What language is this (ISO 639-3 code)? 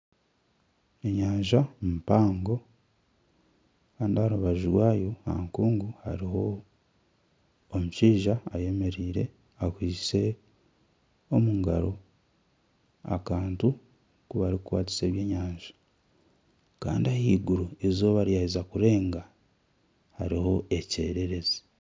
nyn